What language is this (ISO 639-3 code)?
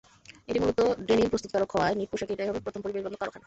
ben